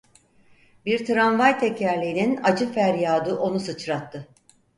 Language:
Turkish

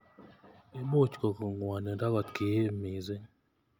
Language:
Kalenjin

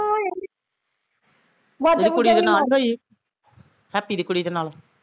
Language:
Punjabi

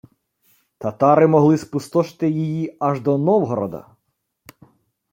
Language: Ukrainian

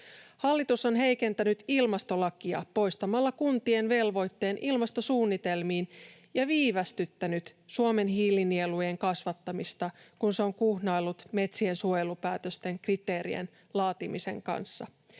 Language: Finnish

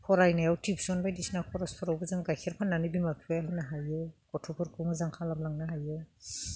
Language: Bodo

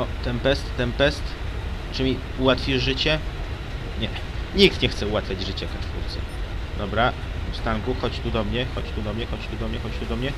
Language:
Polish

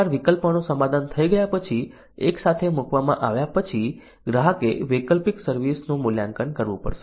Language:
Gujarati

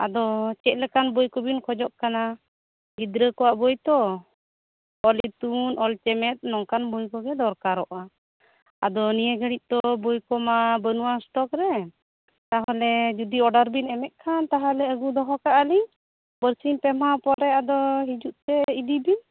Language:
Santali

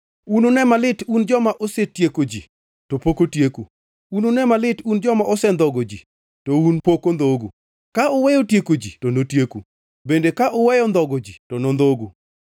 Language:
Luo (Kenya and Tanzania)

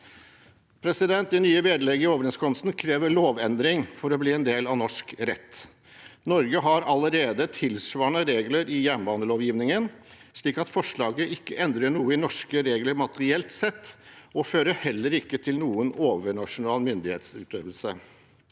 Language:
Norwegian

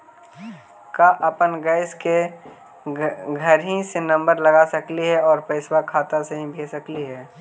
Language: Magahi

